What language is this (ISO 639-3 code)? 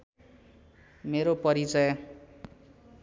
nep